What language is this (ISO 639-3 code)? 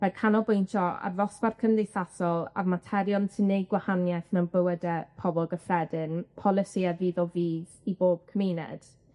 cym